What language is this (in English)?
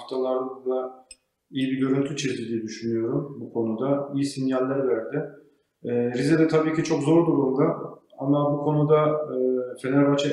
Turkish